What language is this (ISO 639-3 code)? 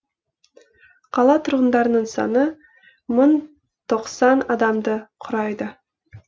kaz